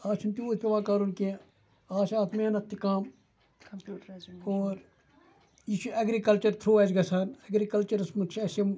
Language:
Kashmiri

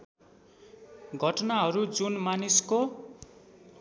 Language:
Nepali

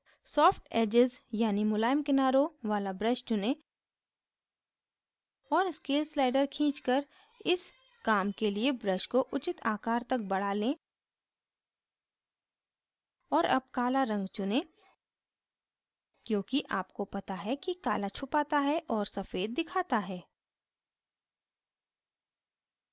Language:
Hindi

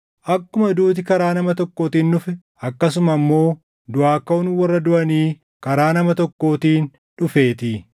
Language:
Oromo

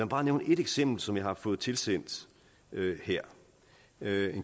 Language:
Danish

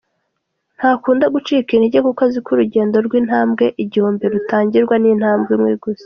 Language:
Kinyarwanda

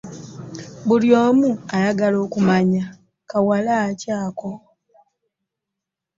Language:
Ganda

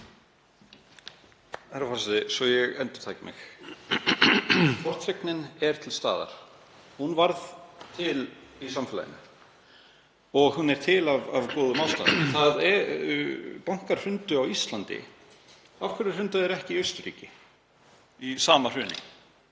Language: Icelandic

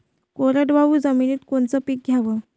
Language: Marathi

